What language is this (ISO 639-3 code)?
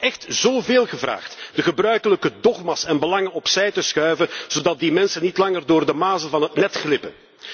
nld